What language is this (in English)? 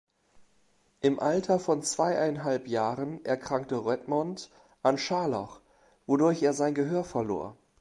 German